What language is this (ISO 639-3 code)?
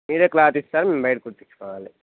tel